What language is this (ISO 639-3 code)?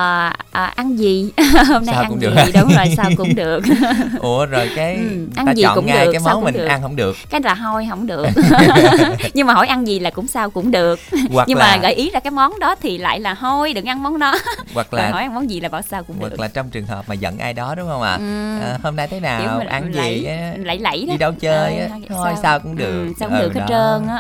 vie